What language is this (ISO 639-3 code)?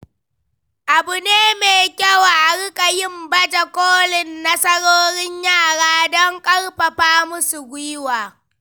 hau